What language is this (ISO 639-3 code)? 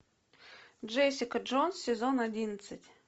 rus